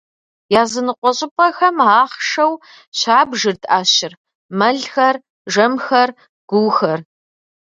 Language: Kabardian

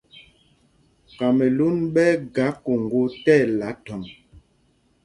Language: Mpumpong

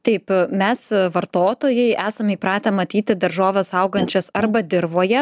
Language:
Lithuanian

